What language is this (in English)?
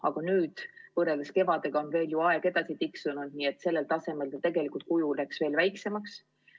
Estonian